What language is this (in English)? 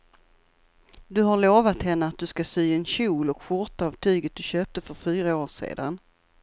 Swedish